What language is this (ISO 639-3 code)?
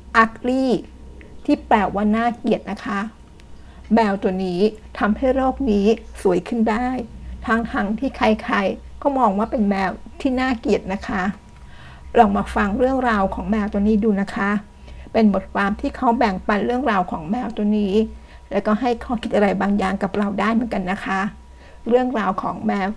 tha